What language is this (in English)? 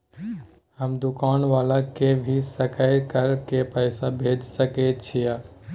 Maithili